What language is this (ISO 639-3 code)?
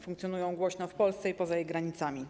pol